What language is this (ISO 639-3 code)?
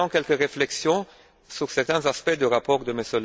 fra